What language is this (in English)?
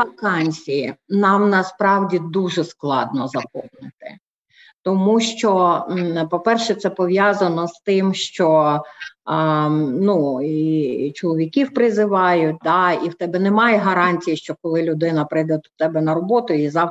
Ukrainian